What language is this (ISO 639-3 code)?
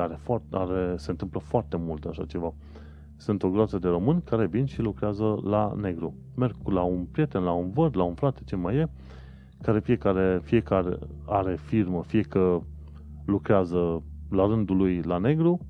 ron